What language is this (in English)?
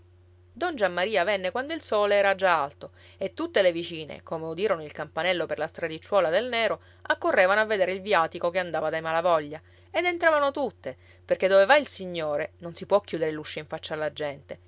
Italian